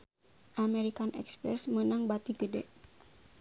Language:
Sundanese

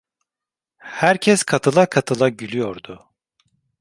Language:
Turkish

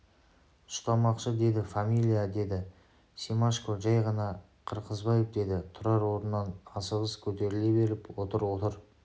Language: Kazakh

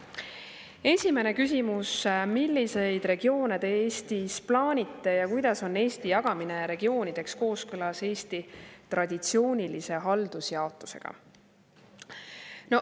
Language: Estonian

